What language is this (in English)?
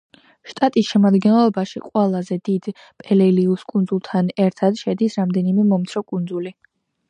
Georgian